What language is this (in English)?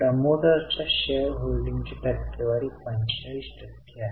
Marathi